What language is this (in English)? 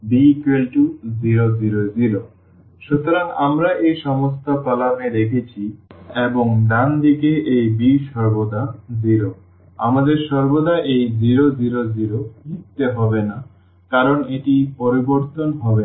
Bangla